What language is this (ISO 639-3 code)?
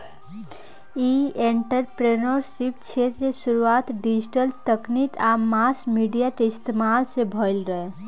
bho